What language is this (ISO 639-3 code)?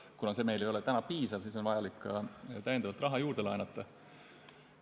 est